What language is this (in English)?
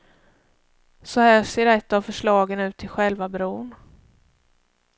Swedish